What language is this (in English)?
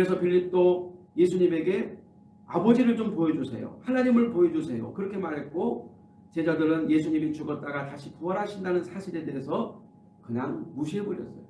Korean